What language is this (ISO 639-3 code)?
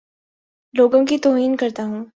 urd